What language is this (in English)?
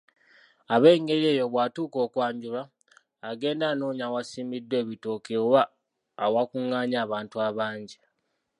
Ganda